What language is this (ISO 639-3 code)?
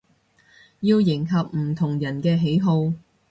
yue